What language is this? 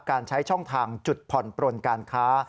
Thai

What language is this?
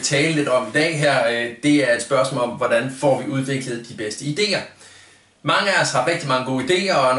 Danish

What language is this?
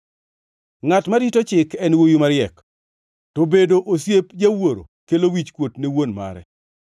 Luo (Kenya and Tanzania)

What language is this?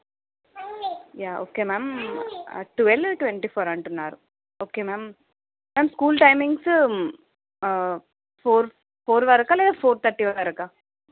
Telugu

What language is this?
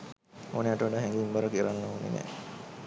Sinhala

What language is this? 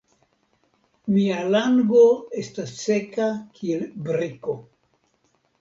Esperanto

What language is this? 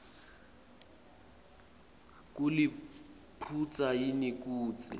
Swati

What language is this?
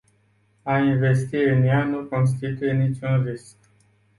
Romanian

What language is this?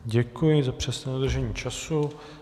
Czech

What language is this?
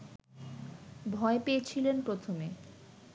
Bangla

